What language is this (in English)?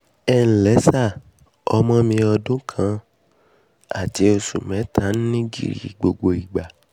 Yoruba